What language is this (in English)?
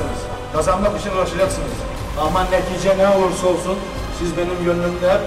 Turkish